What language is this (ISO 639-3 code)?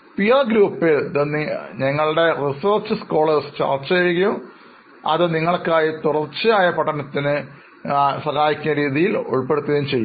mal